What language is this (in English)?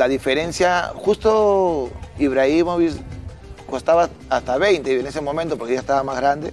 Spanish